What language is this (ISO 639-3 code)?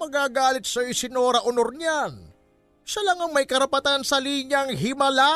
fil